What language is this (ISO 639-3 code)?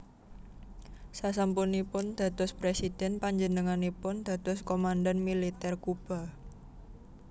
jav